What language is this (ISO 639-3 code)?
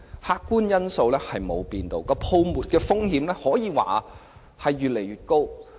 yue